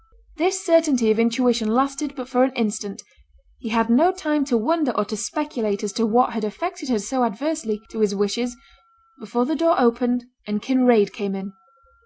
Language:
English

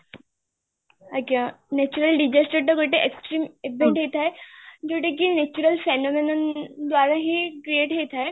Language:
Odia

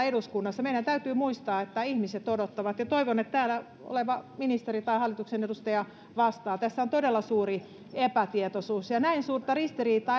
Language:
Finnish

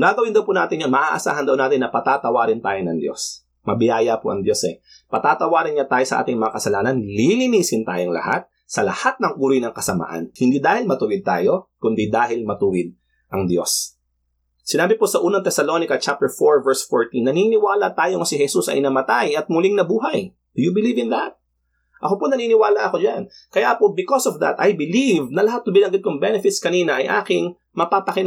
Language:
Filipino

